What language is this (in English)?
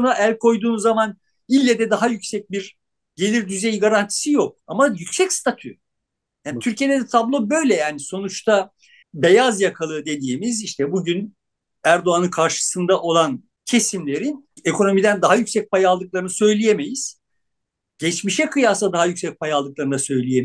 Turkish